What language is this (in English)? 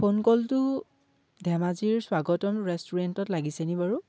Assamese